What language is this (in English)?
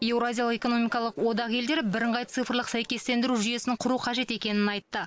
Kazakh